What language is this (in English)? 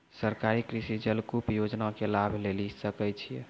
Maithili